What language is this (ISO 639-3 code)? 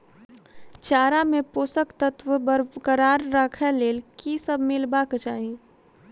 mai